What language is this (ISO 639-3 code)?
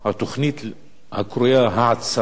heb